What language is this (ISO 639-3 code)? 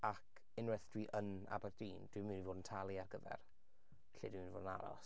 cym